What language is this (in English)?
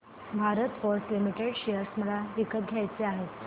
Marathi